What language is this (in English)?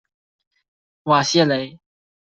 Chinese